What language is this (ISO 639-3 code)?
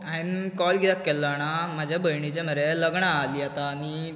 kok